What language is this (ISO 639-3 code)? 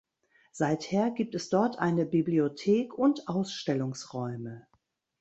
deu